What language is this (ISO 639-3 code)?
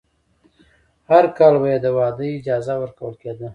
pus